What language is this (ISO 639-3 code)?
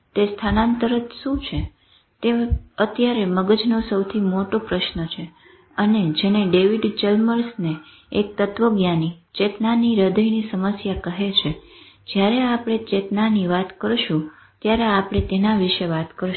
guj